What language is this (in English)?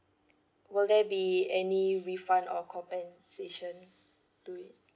English